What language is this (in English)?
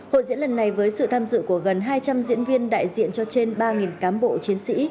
Vietnamese